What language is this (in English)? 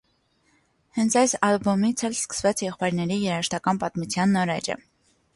Armenian